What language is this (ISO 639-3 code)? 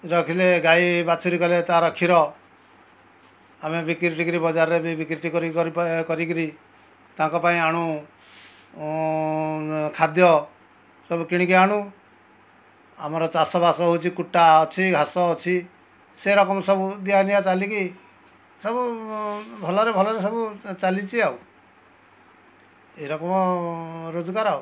ori